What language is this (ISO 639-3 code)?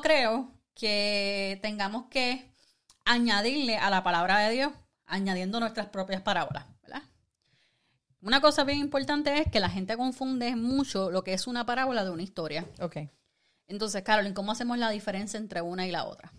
spa